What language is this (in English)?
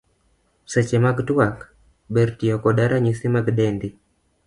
Luo (Kenya and Tanzania)